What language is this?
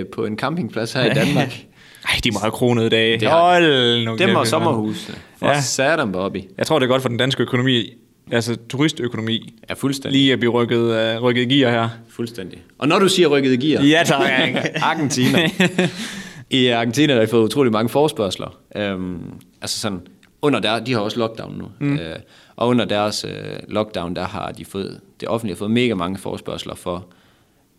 Danish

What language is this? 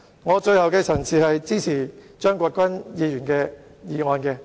Cantonese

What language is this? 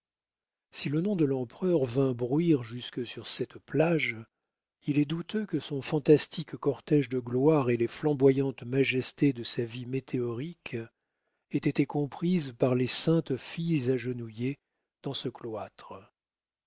French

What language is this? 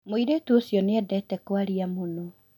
Kikuyu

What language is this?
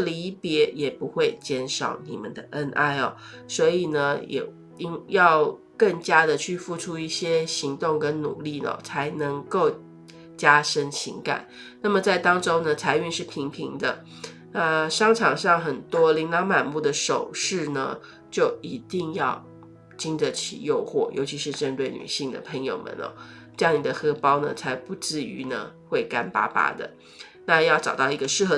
Chinese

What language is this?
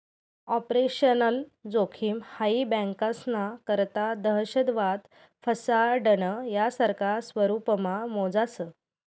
Marathi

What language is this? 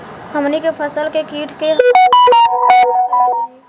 Bhojpuri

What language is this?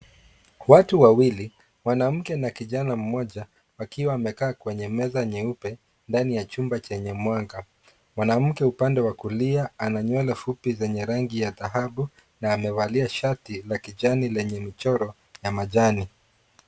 Swahili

